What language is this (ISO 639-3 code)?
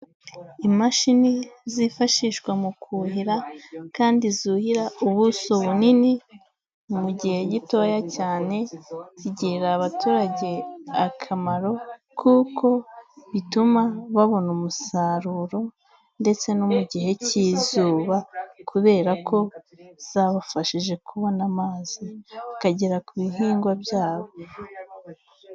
kin